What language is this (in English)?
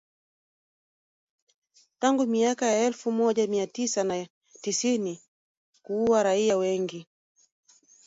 Swahili